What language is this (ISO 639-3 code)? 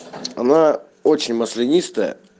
rus